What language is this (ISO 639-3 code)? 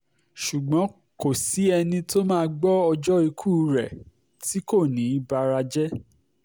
yor